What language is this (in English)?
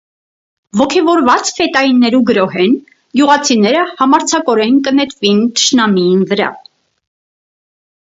Armenian